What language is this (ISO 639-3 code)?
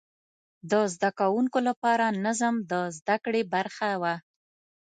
pus